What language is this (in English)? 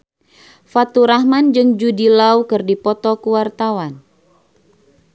Sundanese